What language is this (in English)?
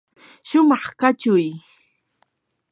Yanahuanca Pasco Quechua